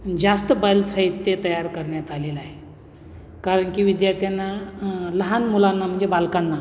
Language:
Marathi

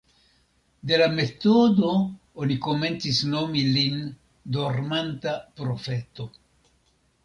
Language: Esperanto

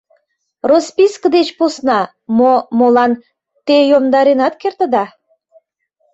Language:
Mari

